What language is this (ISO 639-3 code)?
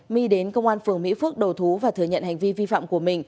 vie